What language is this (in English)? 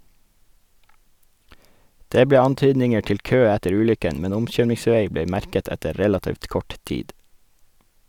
Norwegian